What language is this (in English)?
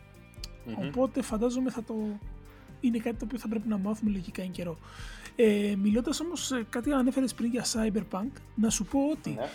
Greek